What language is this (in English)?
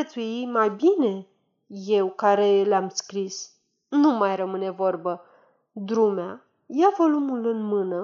Romanian